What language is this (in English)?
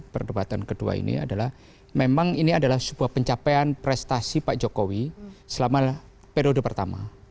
Indonesian